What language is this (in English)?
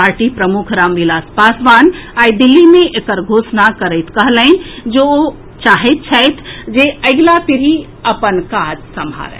Maithili